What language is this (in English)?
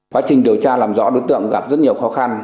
Vietnamese